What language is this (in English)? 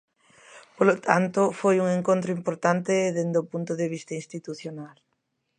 Galician